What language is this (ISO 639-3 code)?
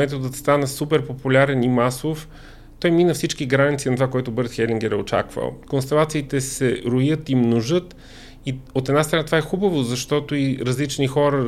bul